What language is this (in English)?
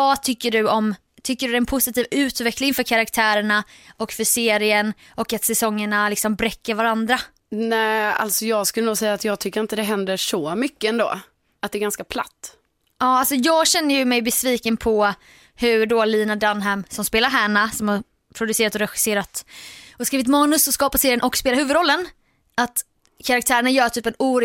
Swedish